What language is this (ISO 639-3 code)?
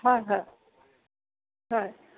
asm